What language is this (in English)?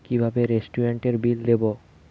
Bangla